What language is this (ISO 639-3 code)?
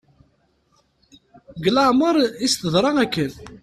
kab